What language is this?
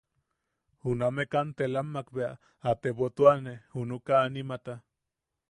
Yaqui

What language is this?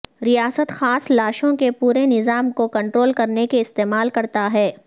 Urdu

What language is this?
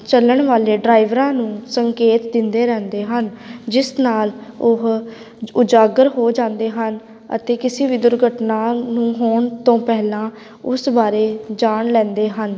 Punjabi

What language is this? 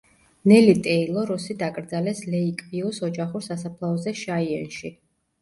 Georgian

